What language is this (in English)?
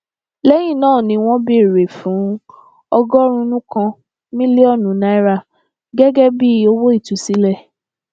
Yoruba